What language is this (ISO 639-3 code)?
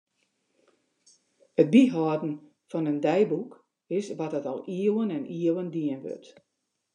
fry